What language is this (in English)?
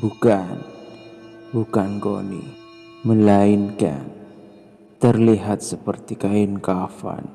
Indonesian